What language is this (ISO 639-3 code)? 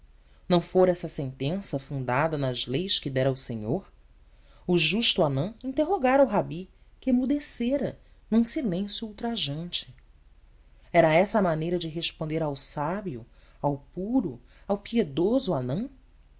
por